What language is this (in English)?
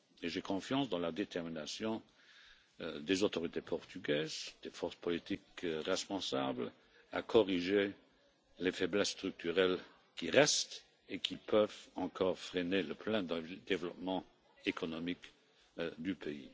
French